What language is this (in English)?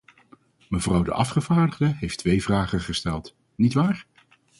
Dutch